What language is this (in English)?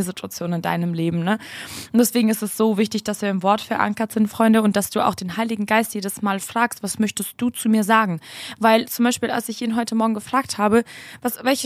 German